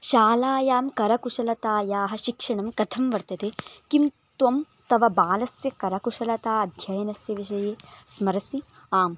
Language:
Sanskrit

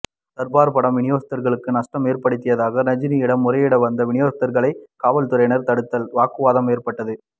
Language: Tamil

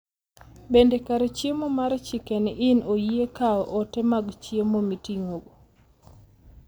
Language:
Luo (Kenya and Tanzania)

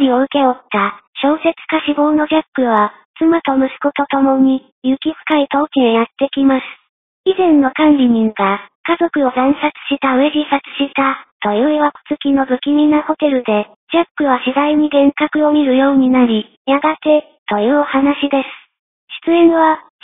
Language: Japanese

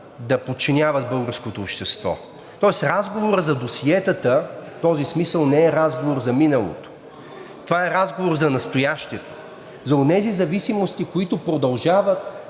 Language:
Bulgarian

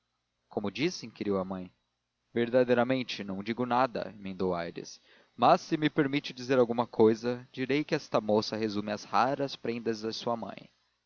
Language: Portuguese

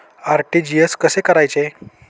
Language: Marathi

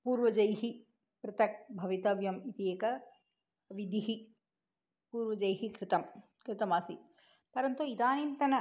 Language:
Sanskrit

